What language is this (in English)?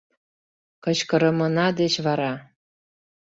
Mari